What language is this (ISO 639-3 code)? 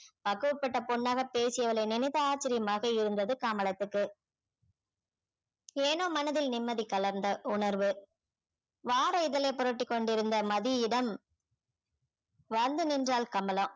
tam